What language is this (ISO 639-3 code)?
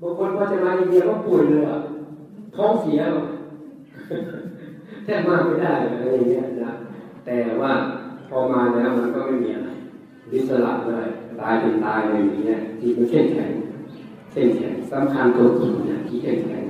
tha